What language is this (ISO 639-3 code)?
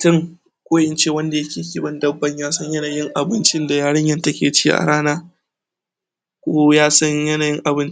hau